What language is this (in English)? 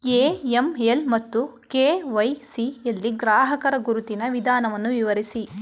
Kannada